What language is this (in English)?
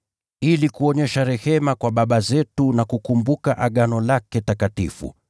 Swahili